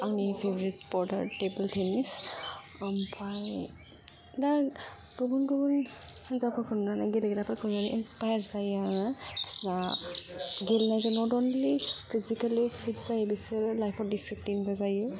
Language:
Bodo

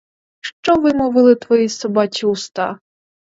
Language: Ukrainian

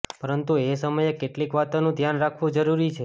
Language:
Gujarati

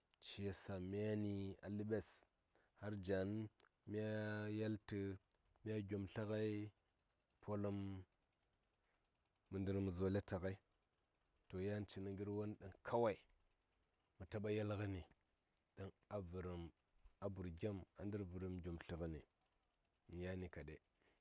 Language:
Saya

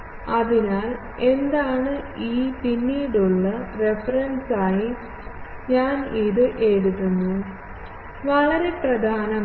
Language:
Malayalam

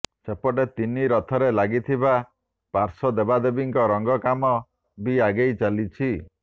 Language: Odia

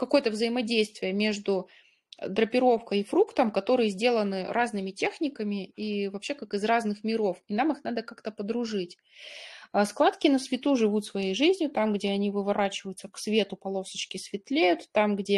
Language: Russian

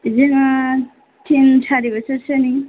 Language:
Bodo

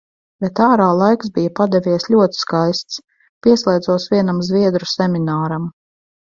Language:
Latvian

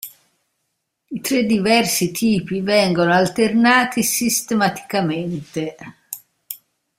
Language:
Italian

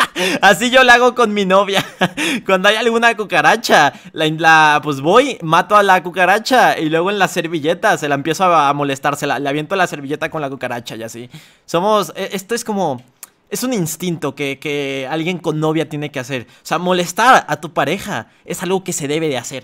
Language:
Spanish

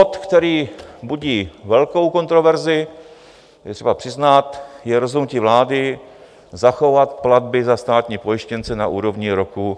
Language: Czech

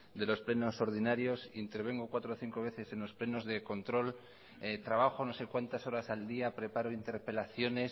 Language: Spanish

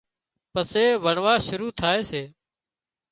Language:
Wadiyara Koli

